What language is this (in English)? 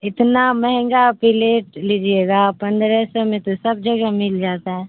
Urdu